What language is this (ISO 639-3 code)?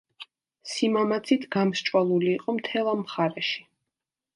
kat